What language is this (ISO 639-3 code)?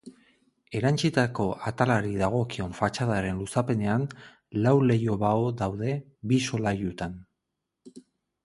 eus